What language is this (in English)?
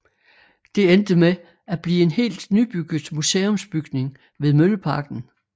Danish